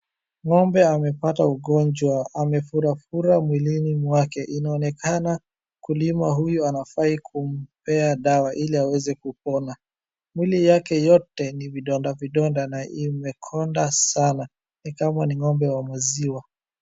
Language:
Swahili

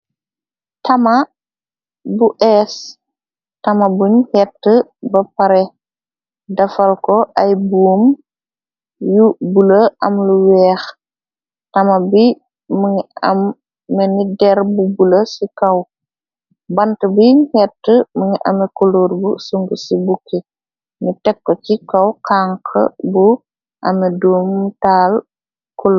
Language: Wolof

